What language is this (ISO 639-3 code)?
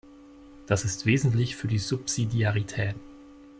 deu